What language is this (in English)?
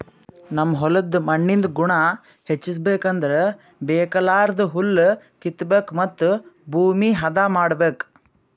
Kannada